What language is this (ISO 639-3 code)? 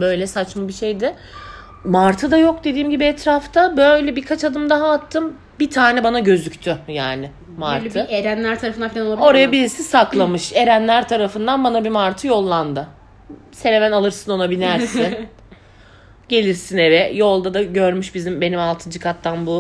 tur